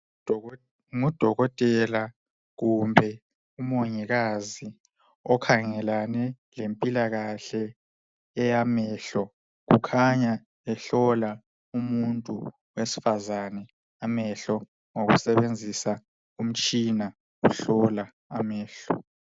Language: North Ndebele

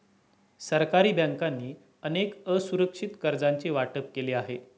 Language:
Marathi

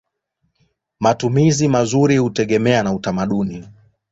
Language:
Swahili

